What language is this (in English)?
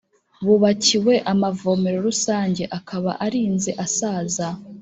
Kinyarwanda